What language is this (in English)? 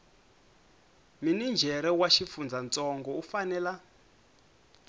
Tsonga